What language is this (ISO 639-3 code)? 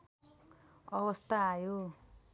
nep